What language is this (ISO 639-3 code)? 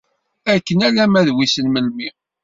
kab